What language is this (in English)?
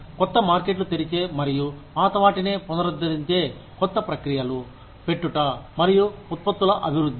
Telugu